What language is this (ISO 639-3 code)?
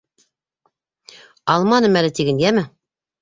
bak